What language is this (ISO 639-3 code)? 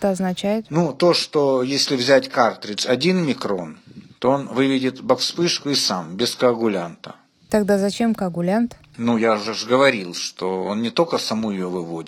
rus